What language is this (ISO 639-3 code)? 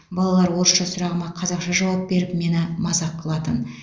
kaz